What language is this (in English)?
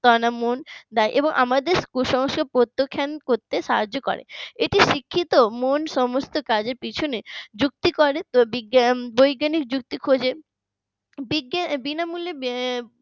Bangla